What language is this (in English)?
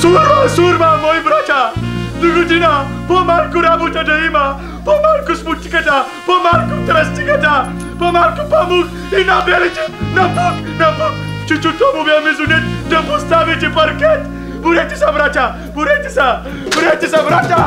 Polish